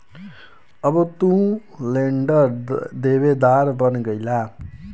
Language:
Bhojpuri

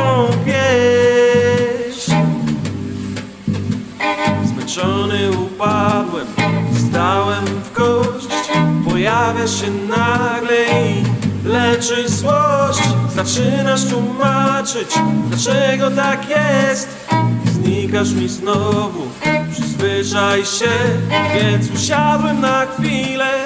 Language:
Polish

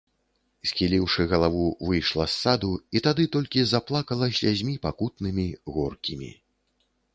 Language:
Belarusian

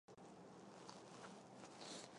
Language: Chinese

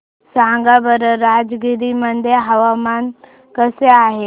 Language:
Marathi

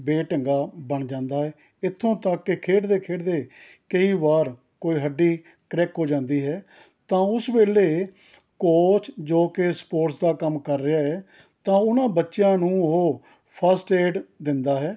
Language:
Punjabi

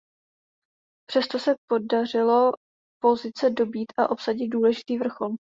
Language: Czech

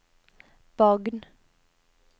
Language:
Norwegian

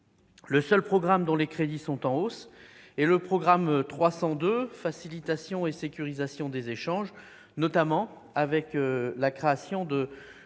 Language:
French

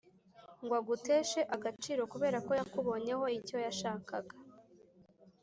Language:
Kinyarwanda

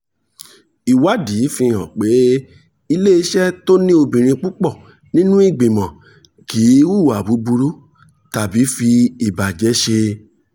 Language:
Yoruba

